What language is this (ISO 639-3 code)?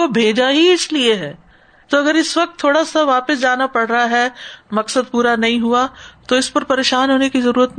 urd